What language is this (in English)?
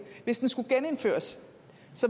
Danish